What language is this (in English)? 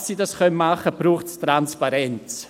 Swiss German